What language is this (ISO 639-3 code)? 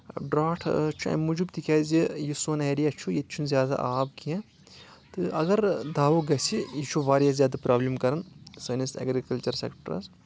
kas